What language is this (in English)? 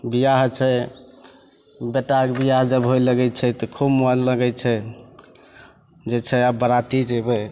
Maithili